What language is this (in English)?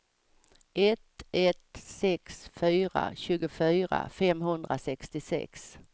Swedish